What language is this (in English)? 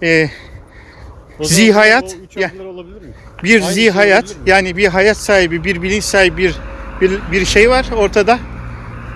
Turkish